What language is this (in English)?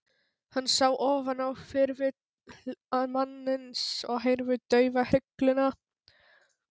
Icelandic